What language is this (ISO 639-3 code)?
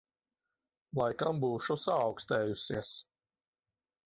lav